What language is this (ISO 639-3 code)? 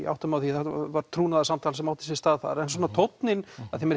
isl